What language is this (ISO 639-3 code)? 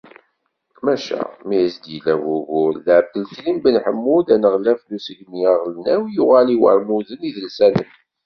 kab